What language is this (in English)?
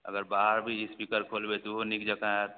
Maithili